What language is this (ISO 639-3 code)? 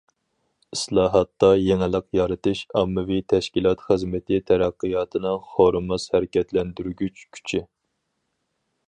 uig